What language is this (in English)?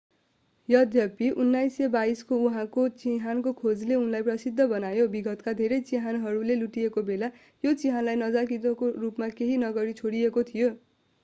Nepali